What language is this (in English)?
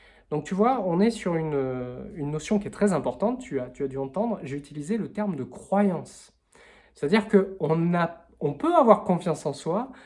French